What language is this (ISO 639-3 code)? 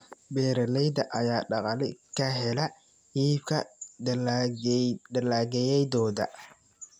som